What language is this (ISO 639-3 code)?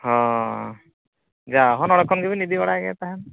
sat